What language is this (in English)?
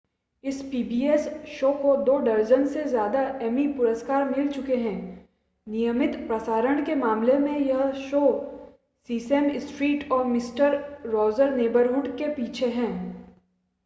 Hindi